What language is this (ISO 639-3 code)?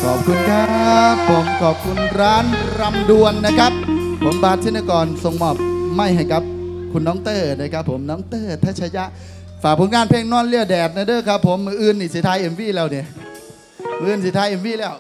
tha